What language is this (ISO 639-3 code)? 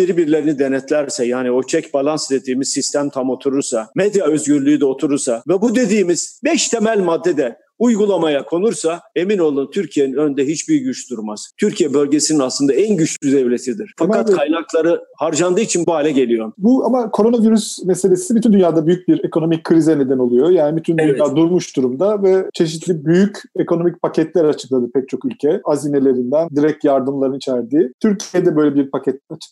tur